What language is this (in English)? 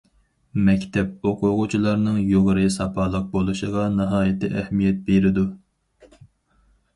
Uyghur